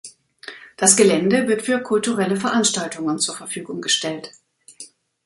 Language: German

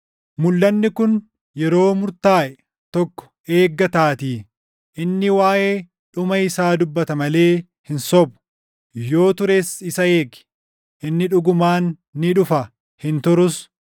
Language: Oromo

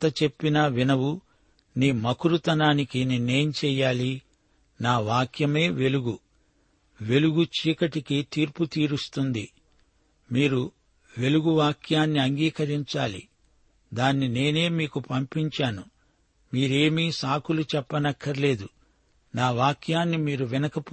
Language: Telugu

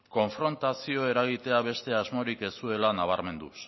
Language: Basque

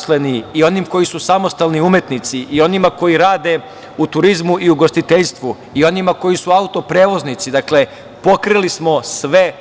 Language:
Serbian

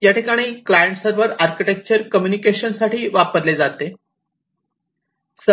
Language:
Marathi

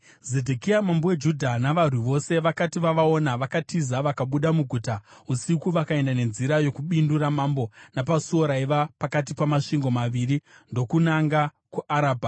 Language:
Shona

